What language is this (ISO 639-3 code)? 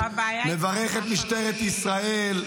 heb